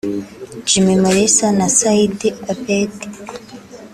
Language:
Kinyarwanda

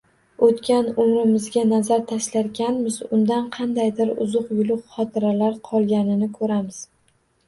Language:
Uzbek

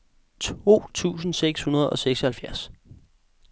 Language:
Danish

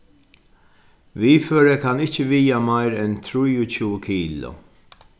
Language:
Faroese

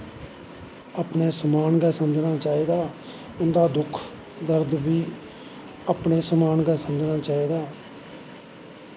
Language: Dogri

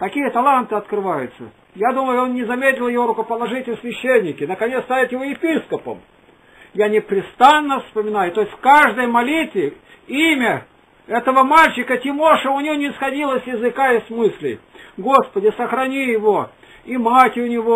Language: Russian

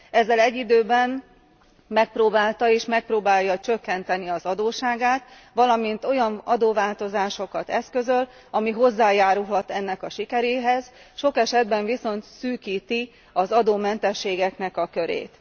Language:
Hungarian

